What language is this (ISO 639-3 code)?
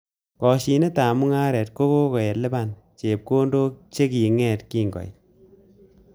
kln